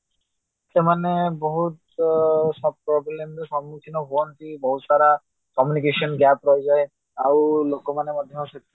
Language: Odia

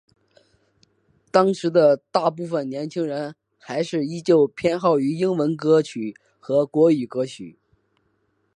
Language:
Chinese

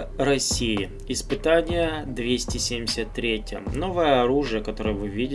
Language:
Russian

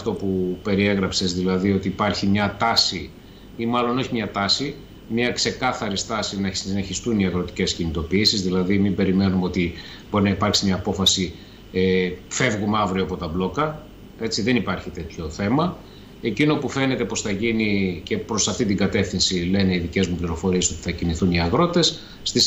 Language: Greek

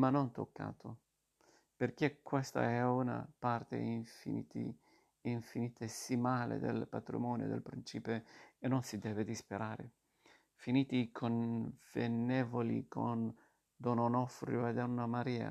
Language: Italian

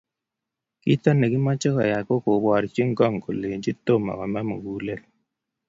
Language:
Kalenjin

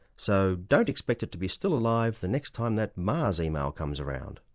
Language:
English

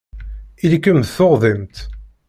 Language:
Kabyle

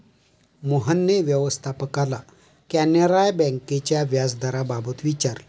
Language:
Marathi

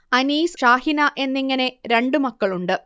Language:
Malayalam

